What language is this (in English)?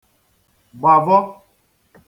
Igbo